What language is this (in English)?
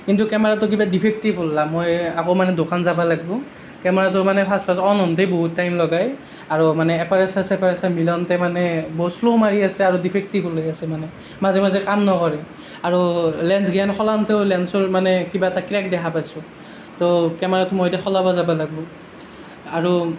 Assamese